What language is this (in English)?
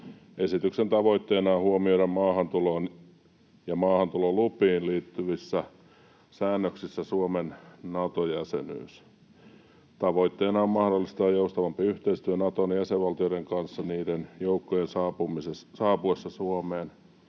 Finnish